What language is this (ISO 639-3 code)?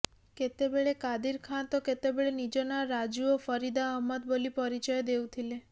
ori